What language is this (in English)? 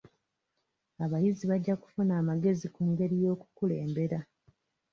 Ganda